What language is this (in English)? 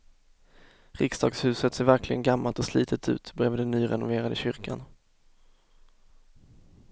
Swedish